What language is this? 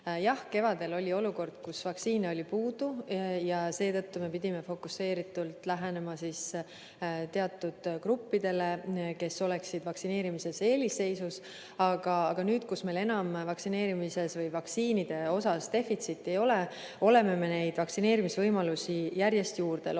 Estonian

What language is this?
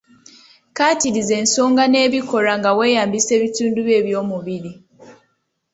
Ganda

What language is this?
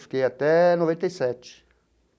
Portuguese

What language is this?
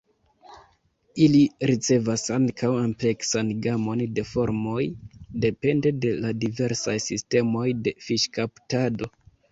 Esperanto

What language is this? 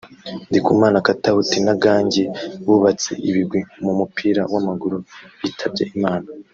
Kinyarwanda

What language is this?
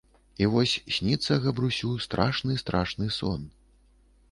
Belarusian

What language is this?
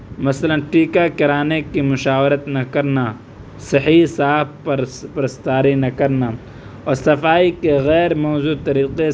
Urdu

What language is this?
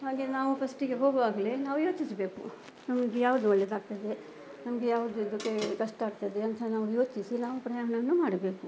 Kannada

